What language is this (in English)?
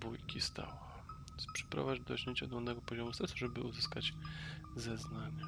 Polish